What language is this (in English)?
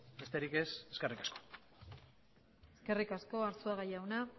Basque